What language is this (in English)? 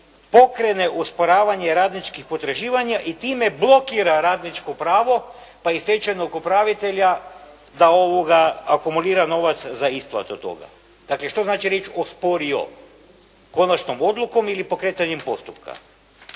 Croatian